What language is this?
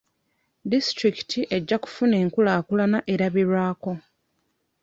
Ganda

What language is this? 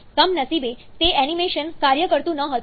Gujarati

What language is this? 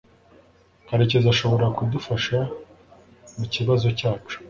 Kinyarwanda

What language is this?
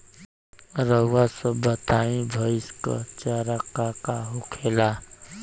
Bhojpuri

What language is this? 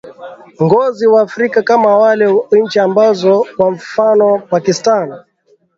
Swahili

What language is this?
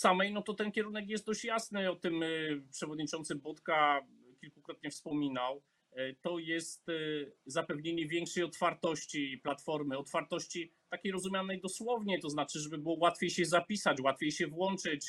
Polish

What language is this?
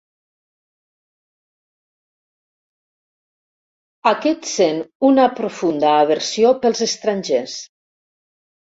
Catalan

